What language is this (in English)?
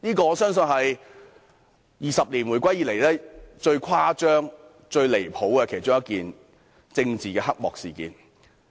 Cantonese